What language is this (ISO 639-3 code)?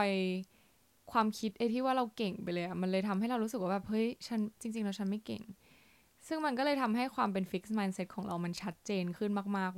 tha